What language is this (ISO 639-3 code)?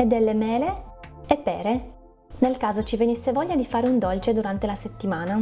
ita